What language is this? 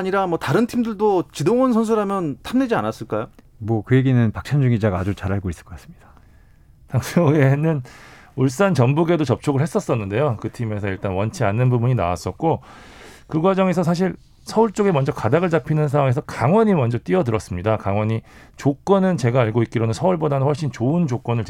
Korean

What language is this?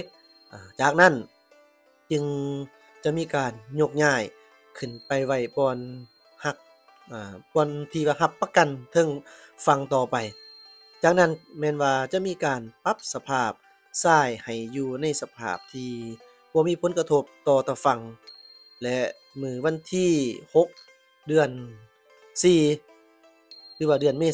Thai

